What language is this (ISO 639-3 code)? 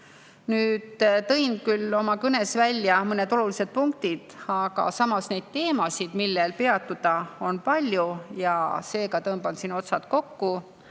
est